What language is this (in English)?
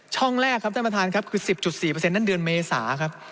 Thai